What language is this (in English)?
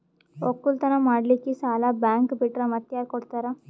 Kannada